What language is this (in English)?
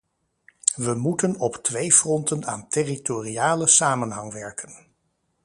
Dutch